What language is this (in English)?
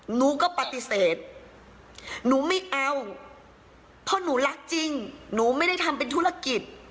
Thai